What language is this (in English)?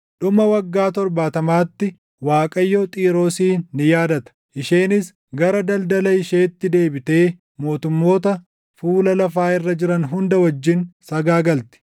Oromo